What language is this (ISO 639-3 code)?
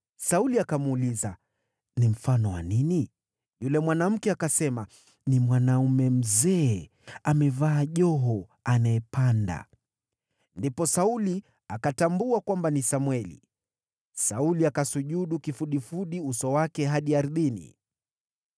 swa